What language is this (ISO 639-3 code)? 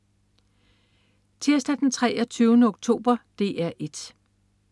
dan